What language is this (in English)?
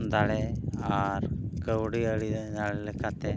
Santali